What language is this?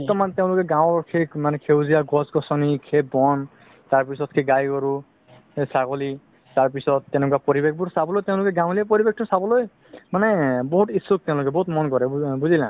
Assamese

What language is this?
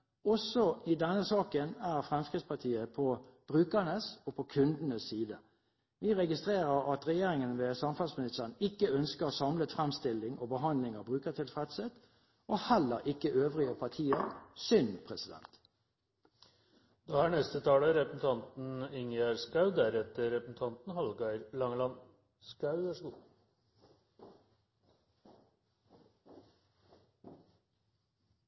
Norwegian Bokmål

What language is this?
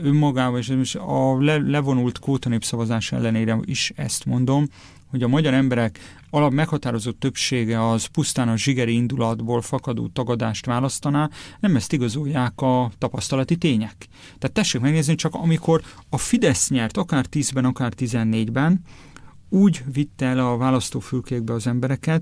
Hungarian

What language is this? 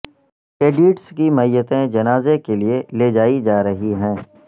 Urdu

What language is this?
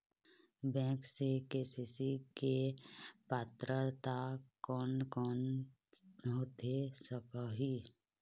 Chhattisgarhi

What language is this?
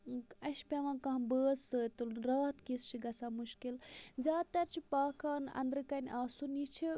Kashmiri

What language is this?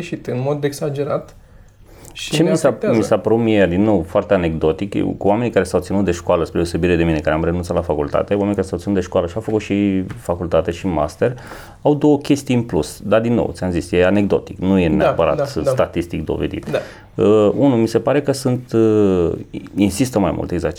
Romanian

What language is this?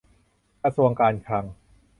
Thai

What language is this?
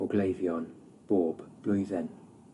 Welsh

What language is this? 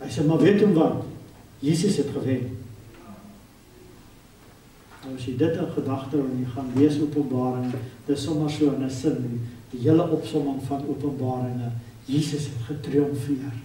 Dutch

